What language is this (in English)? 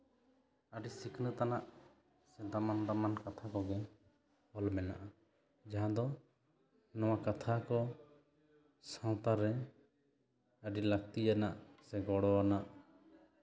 Santali